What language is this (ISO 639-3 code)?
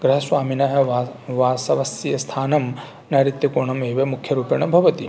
san